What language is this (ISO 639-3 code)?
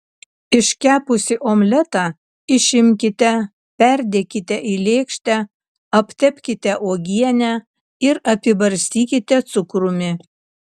lit